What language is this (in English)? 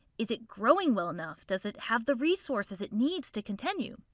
English